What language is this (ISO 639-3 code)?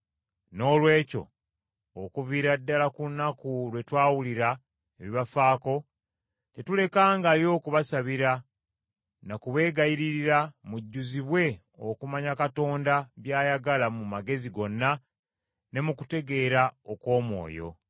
lug